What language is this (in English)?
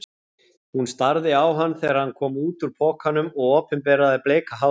Icelandic